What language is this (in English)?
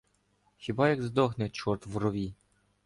Ukrainian